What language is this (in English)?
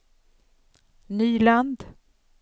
Swedish